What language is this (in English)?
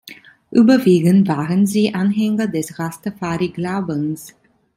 German